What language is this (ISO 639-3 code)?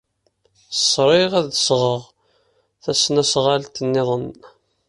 kab